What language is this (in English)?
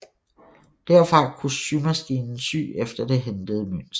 Danish